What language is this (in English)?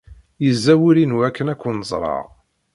Kabyle